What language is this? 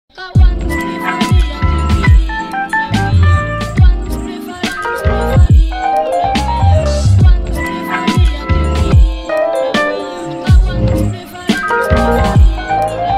Polish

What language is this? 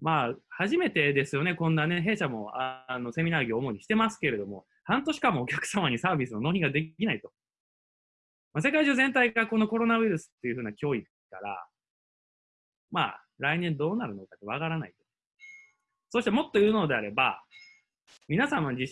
Japanese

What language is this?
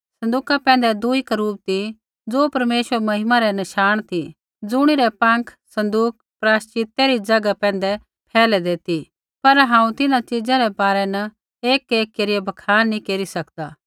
Kullu Pahari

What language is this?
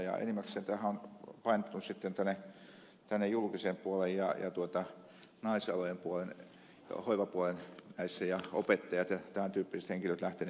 Finnish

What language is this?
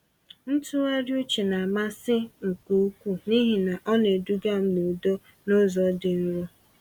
Igbo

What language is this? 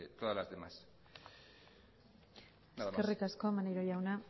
Basque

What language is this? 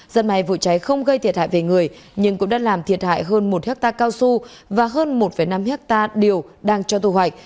Vietnamese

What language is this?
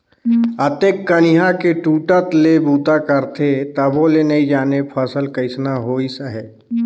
Chhattisgarhi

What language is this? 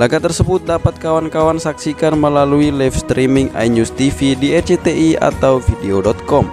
Indonesian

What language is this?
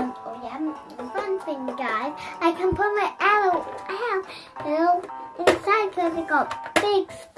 English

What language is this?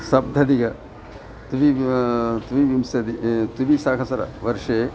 Sanskrit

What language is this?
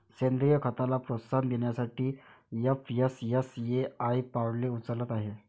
Marathi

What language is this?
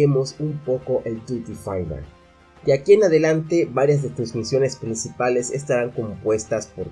Spanish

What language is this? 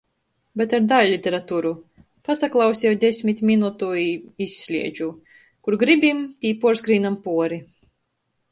Latgalian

